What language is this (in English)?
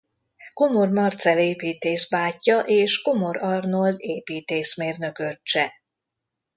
Hungarian